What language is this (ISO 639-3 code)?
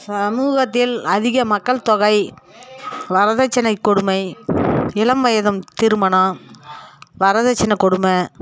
tam